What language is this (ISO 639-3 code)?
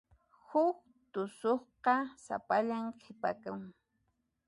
qxp